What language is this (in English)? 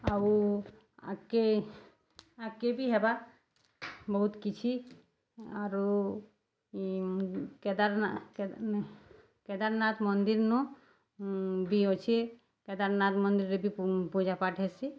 Odia